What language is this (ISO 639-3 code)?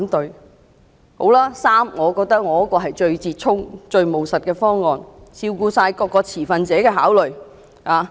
yue